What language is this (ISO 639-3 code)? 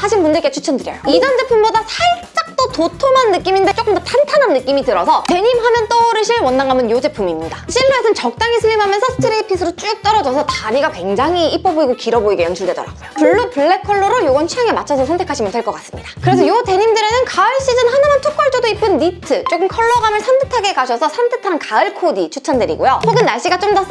kor